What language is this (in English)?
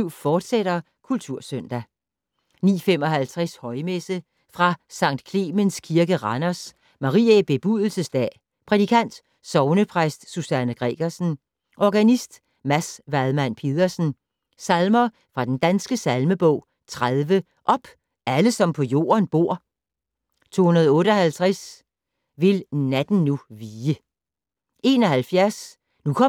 Danish